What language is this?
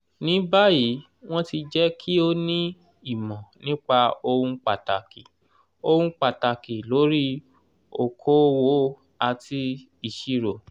Yoruba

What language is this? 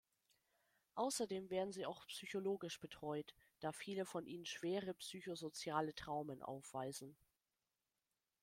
German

